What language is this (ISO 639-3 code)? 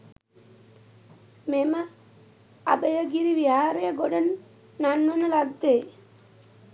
sin